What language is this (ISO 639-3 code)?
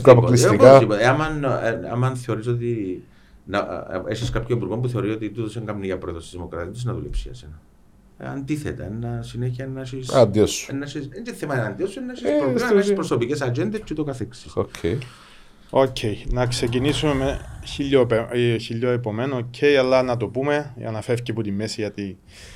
ell